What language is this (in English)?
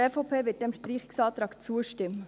Swiss German